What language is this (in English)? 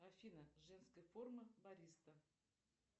Russian